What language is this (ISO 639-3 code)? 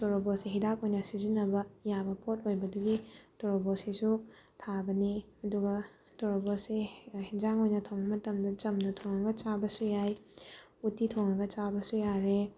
mni